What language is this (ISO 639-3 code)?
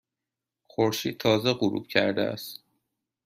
fas